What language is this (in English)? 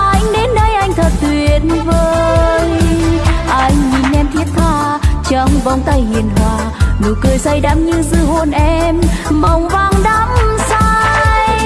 Vietnamese